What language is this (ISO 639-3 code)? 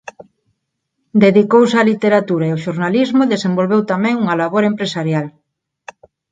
glg